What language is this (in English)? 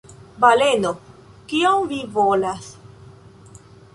Esperanto